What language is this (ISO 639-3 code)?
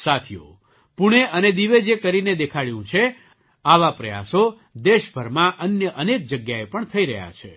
guj